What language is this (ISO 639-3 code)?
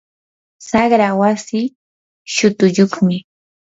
qur